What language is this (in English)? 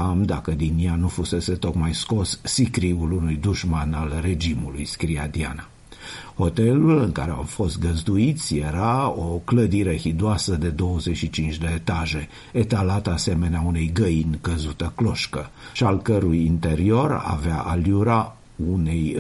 Romanian